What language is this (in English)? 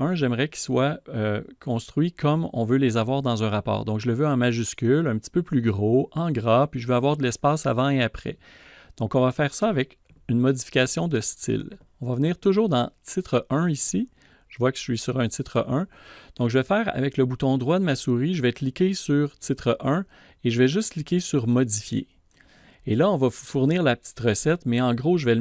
French